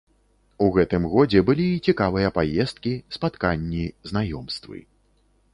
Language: Belarusian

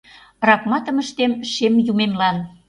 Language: Mari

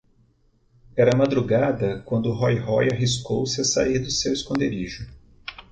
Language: Portuguese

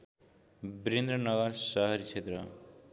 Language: Nepali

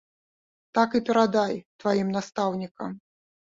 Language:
Belarusian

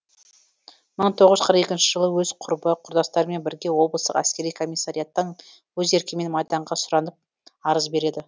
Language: Kazakh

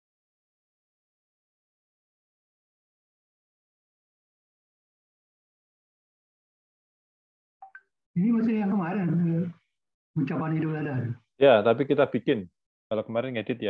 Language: Indonesian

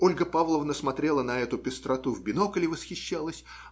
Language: Russian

